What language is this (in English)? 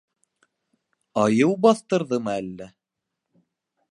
Bashkir